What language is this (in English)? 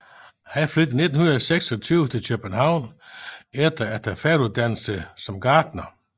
Danish